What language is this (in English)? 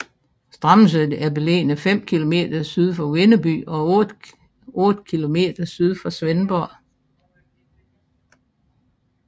Danish